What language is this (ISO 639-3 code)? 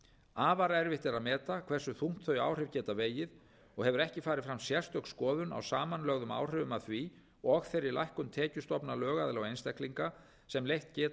isl